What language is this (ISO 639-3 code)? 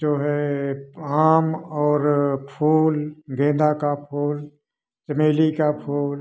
hin